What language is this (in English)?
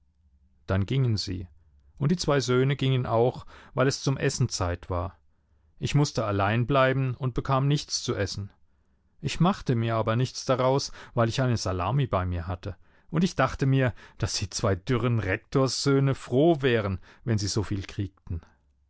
German